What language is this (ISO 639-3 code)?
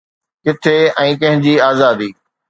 snd